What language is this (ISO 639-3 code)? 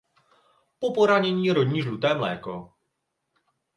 ces